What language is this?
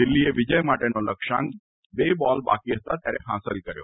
Gujarati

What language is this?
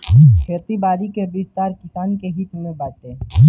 Bhojpuri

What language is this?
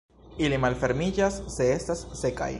Esperanto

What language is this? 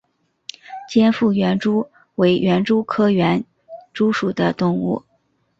Chinese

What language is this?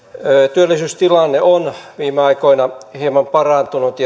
Finnish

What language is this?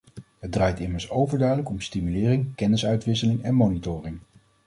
Dutch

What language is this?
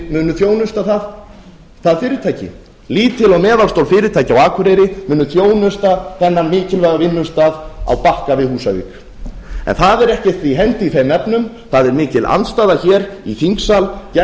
Icelandic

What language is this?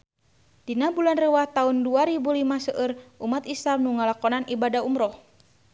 Sundanese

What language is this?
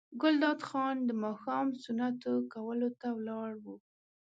Pashto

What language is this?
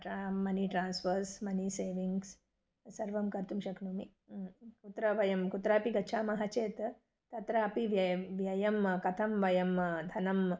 Sanskrit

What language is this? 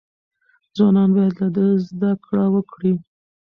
Pashto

